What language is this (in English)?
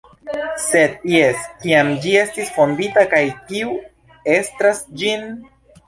Esperanto